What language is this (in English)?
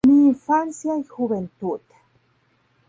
Spanish